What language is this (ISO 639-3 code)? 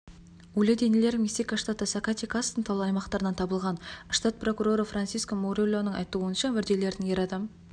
kaz